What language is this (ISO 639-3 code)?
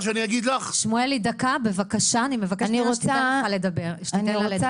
heb